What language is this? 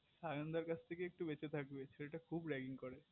Bangla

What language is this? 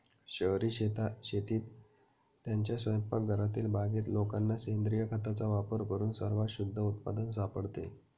Marathi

